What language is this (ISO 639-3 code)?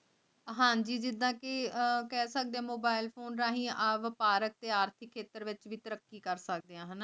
pan